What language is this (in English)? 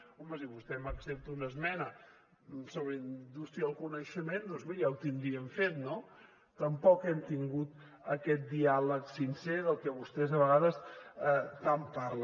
Catalan